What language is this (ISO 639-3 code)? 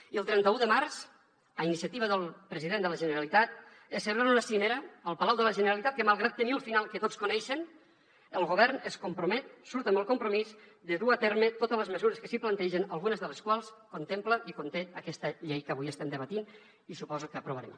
cat